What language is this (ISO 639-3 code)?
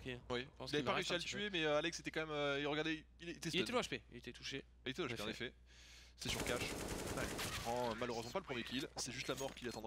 fra